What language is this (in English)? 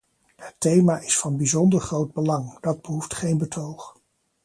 Dutch